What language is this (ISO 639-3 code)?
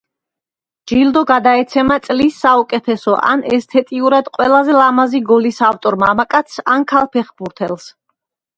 kat